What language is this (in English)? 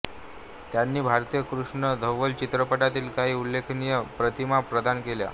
Marathi